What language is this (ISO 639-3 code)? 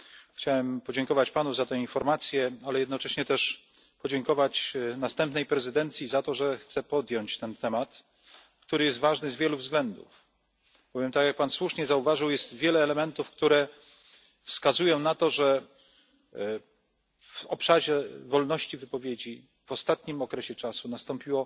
pol